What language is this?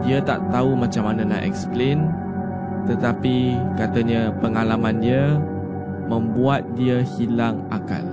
Malay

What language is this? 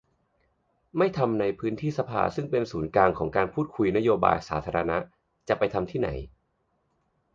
Thai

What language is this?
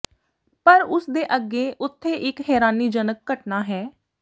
Punjabi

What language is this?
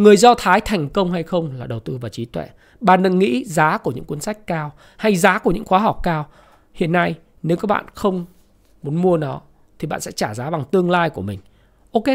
Vietnamese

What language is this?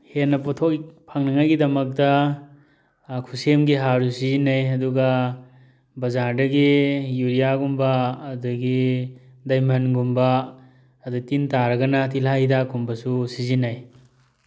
Manipuri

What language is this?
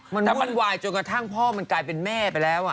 Thai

